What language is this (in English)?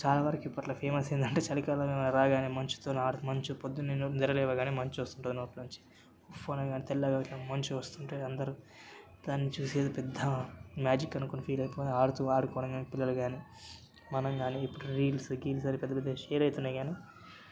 Telugu